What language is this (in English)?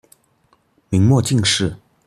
Chinese